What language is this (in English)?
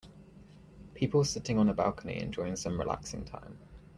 English